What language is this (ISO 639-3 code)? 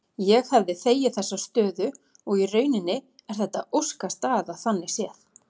isl